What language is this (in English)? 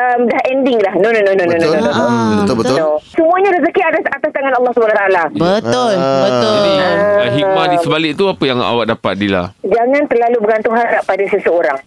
Malay